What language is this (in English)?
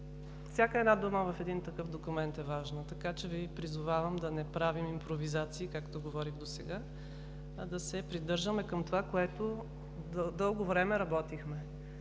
Bulgarian